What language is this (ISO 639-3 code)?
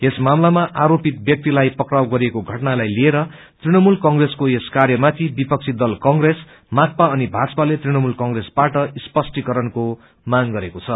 nep